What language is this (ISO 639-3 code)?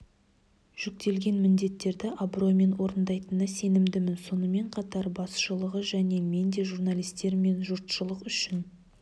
kaz